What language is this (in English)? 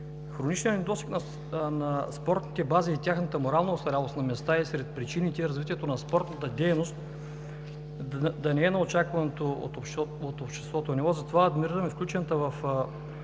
Bulgarian